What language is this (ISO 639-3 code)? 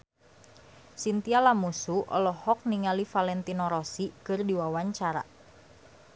sun